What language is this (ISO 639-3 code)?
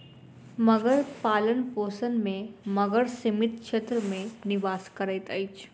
mai